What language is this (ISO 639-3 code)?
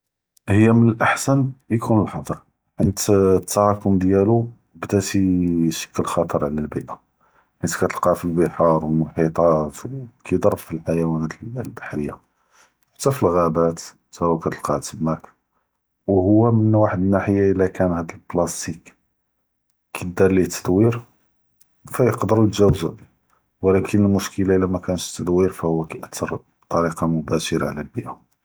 jrb